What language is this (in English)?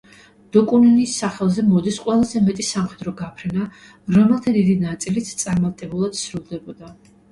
Georgian